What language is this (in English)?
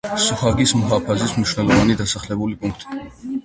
Georgian